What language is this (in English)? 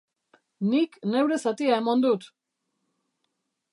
Basque